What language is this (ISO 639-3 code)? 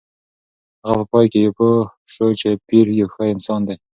pus